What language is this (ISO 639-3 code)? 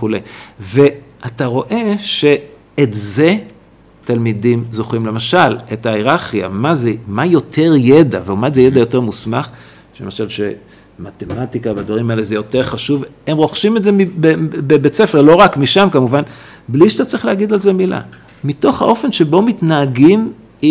heb